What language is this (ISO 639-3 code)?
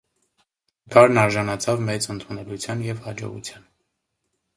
hye